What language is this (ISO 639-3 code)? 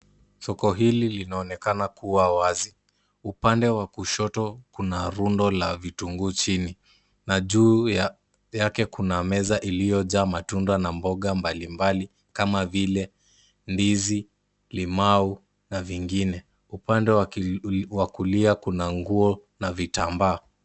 swa